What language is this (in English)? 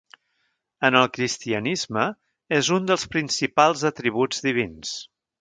Catalan